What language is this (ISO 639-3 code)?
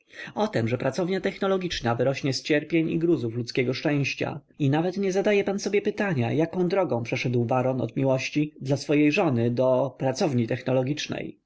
pol